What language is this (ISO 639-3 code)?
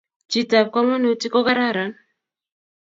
kln